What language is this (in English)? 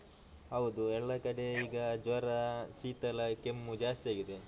Kannada